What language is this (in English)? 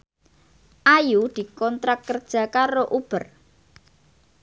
Javanese